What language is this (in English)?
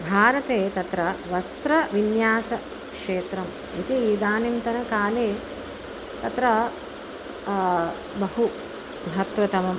Sanskrit